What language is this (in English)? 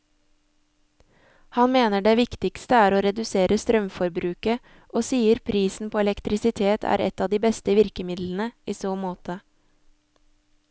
Norwegian